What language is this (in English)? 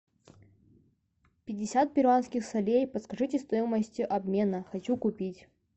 Russian